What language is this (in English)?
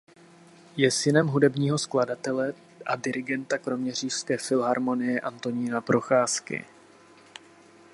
Czech